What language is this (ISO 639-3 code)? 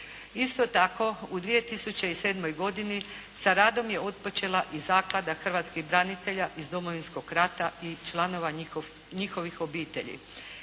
hrv